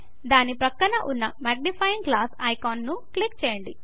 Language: Telugu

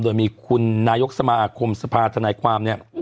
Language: Thai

